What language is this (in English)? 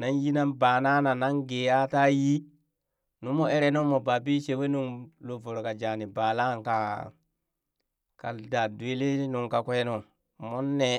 Burak